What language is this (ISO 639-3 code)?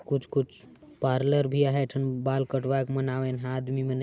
sck